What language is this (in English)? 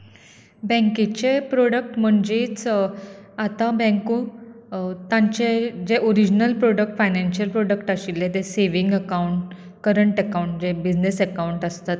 Konkani